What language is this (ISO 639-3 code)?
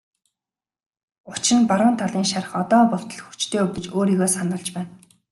mon